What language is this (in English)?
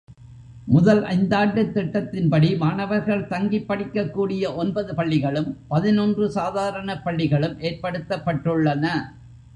Tamil